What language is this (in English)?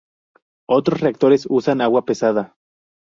Spanish